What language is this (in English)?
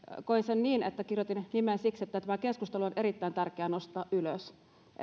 Finnish